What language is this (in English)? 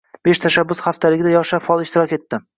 Uzbek